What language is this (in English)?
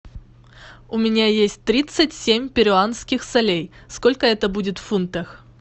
Russian